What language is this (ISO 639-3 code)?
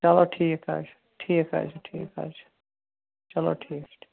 kas